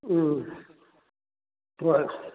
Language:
Manipuri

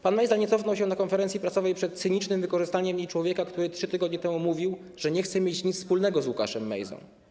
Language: Polish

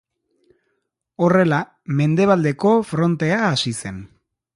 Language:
Basque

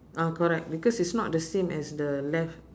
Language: English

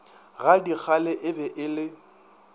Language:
Northern Sotho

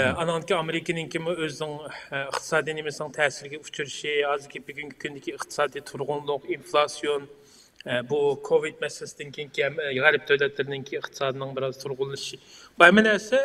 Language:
Turkish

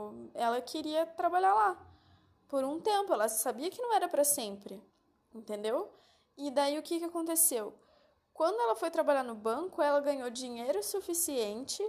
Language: Portuguese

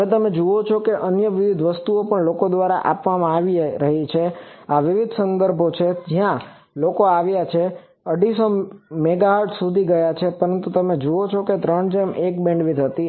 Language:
Gujarati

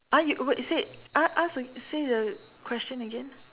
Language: English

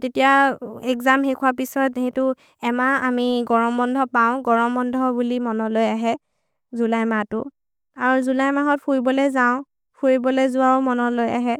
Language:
Maria (India)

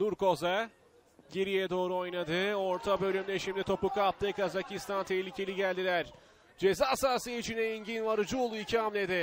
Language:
Turkish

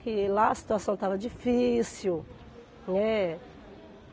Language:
Portuguese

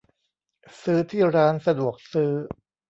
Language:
Thai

